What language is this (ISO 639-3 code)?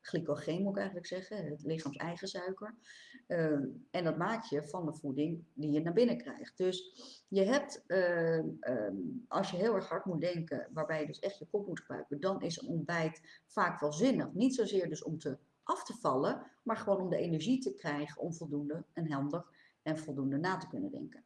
nld